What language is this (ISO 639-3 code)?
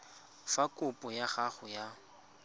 tsn